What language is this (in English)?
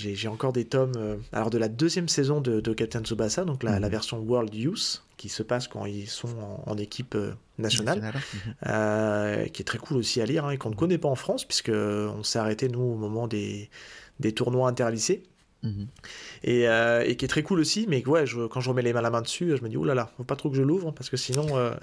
French